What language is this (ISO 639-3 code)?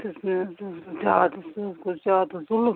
kas